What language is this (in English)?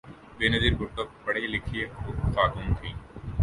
Urdu